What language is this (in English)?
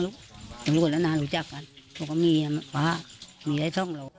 Thai